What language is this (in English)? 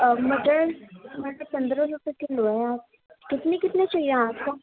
Urdu